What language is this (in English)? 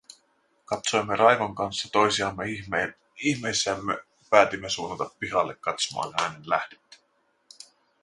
Finnish